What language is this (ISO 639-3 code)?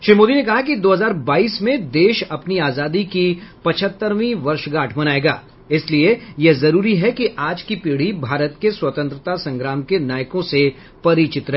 hin